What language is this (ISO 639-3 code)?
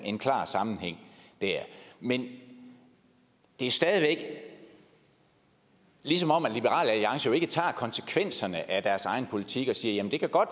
dan